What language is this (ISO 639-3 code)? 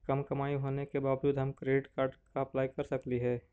mag